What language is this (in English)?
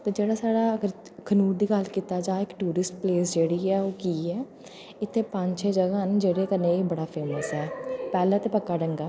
Dogri